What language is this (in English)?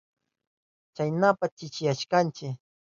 Southern Pastaza Quechua